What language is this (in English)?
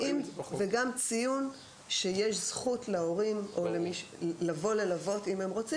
Hebrew